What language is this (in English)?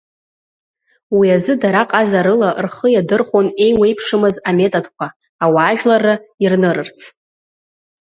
Abkhazian